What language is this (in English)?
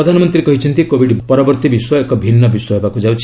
Odia